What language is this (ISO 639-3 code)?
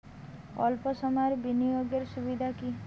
ben